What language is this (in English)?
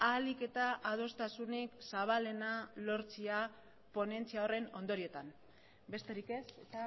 Basque